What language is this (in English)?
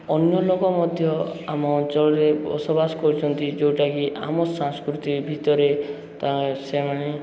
Odia